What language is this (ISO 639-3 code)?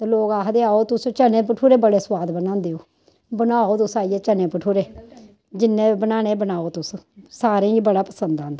doi